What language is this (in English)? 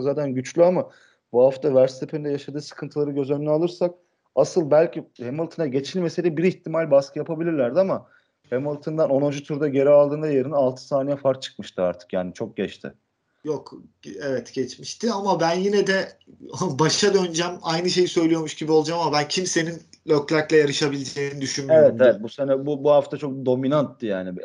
Turkish